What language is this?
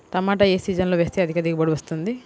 Telugu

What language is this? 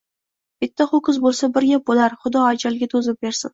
Uzbek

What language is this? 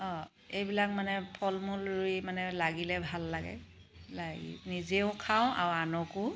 Assamese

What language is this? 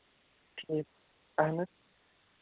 Kashmiri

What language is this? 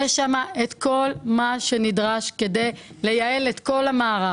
Hebrew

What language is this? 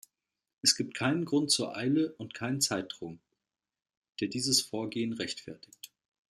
German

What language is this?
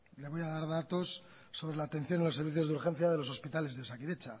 Spanish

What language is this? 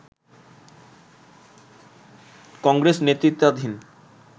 Bangla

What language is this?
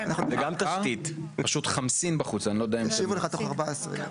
Hebrew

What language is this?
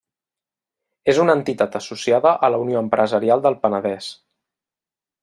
Catalan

